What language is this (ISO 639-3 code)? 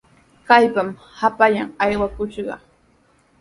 qws